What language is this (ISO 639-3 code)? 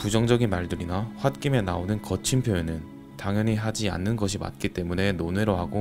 kor